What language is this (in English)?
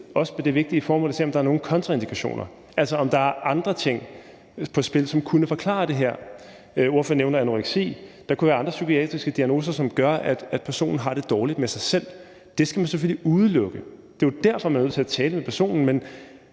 Danish